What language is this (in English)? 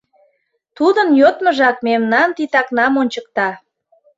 Mari